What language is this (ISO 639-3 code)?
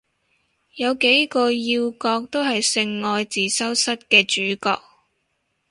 yue